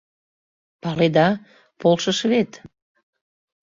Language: Mari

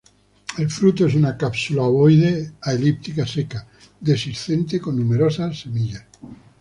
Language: Spanish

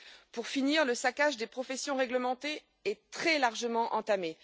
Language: French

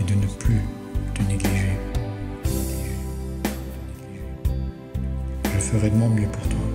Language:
French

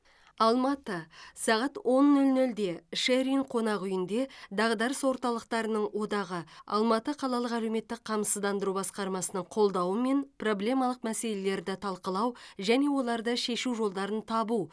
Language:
Kazakh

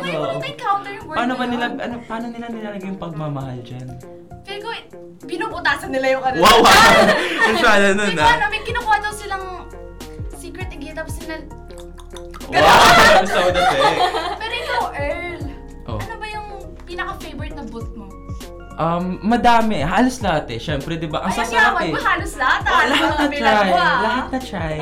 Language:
Filipino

